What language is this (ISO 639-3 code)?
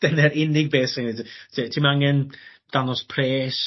cym